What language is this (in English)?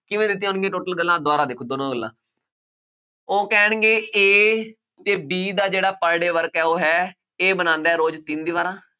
Punjabi